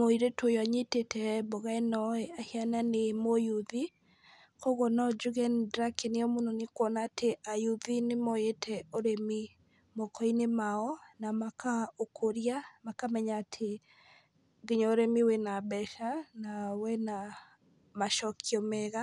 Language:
Kikuyu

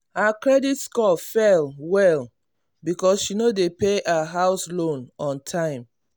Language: Nigerian Pidgin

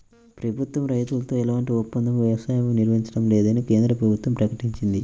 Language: Telugu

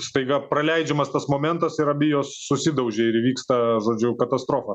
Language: Lithuanian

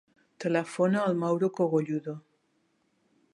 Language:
Catalan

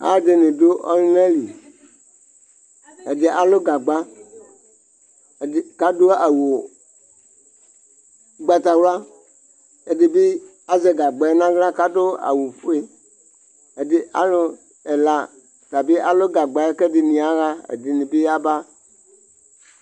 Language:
Ikposo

